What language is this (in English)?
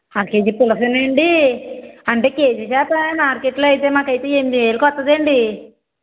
Telugu